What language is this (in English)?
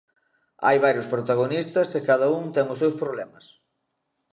Galician